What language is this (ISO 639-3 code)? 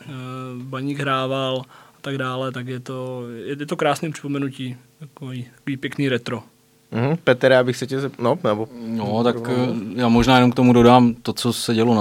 ces